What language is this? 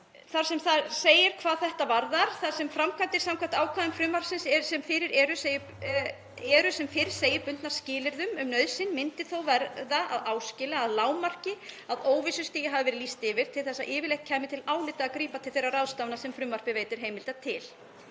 Icelandic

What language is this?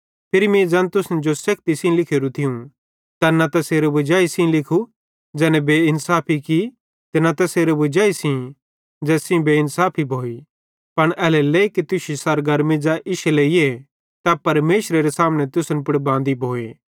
Bhadrawahi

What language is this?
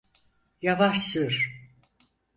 Turkish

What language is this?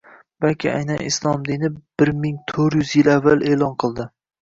Uzbek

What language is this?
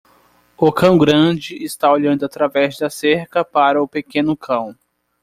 Portuguese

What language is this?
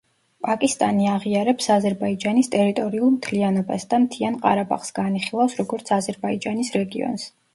Georgian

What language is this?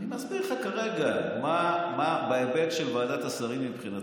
Hebrew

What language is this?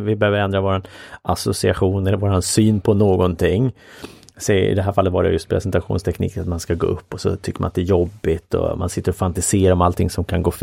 Swedish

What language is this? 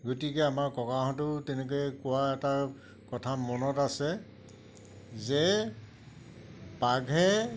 Assamese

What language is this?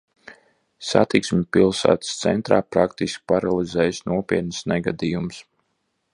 Latvian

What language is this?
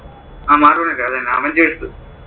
Malayalam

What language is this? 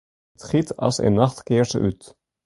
Western Frisian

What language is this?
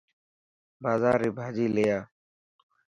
Dhatki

